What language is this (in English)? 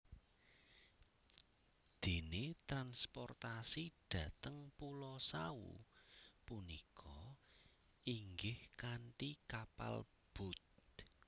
Javanese